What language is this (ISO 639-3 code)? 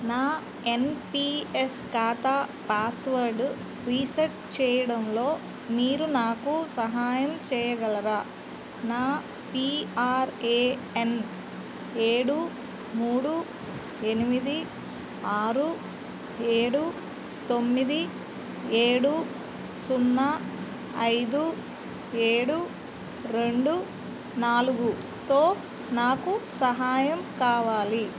tel